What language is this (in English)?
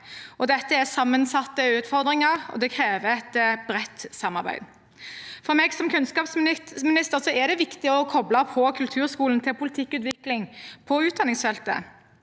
Norwegian